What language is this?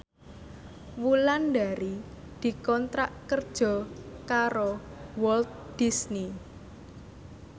Javanese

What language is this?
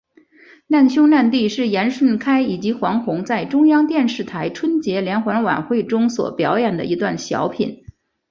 Chinese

